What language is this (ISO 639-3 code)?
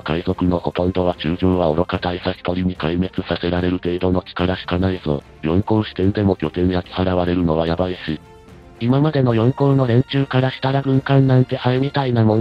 jpn